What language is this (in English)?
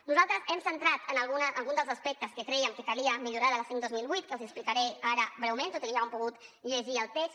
Catalan